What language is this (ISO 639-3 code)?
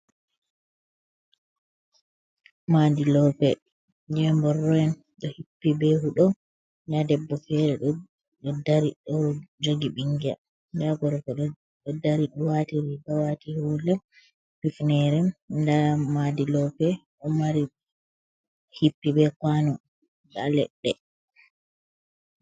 ful